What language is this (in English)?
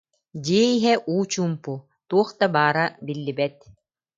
Yakut